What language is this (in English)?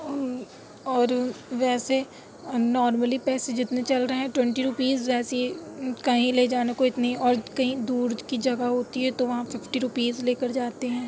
Urdu